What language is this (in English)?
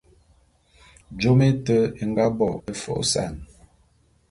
Bulu